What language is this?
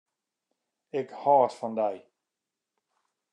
Western Frisian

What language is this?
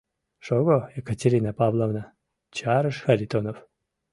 Mari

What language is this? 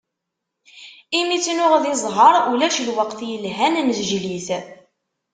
Kabyle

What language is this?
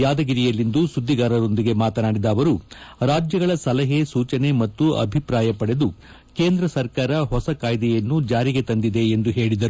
Kannada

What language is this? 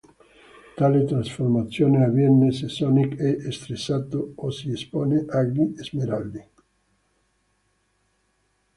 Italian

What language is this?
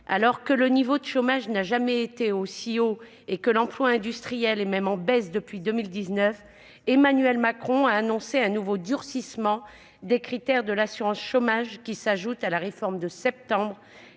French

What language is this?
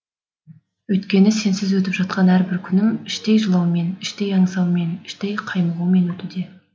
Kazakh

